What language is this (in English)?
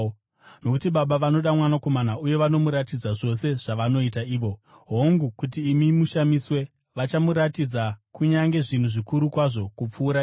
Shona